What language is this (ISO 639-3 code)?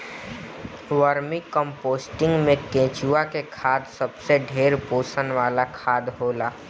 bho